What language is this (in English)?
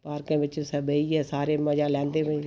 Dogri